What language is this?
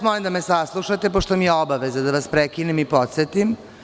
Serbian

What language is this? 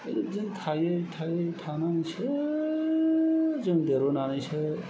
Bodo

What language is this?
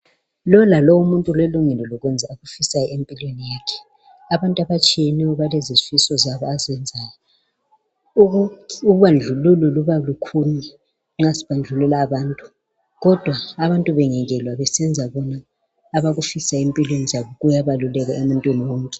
North Ndebele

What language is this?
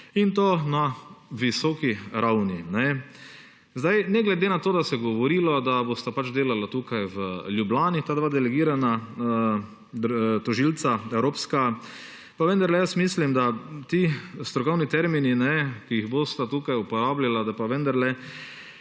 Slovenian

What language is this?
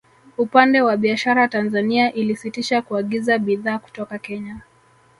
Swahili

